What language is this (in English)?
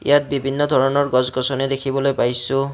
Assamese